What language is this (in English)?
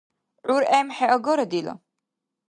Dargwa